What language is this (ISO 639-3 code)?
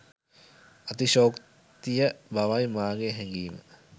sin